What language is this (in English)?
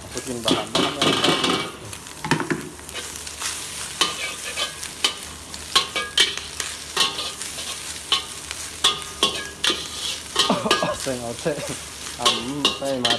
Indonesian